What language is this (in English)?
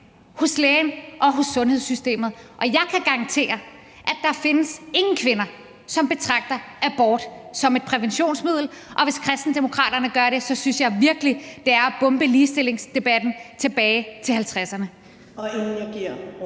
Danish